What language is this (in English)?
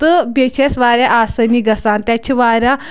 Kashmiri